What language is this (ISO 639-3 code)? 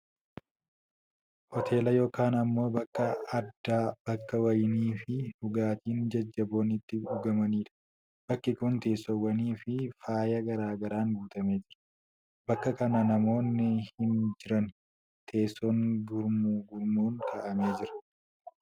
orm